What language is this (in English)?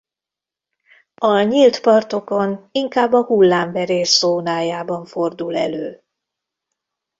Hungarian